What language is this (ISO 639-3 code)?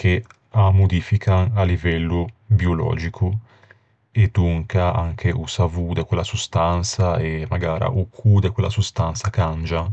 lij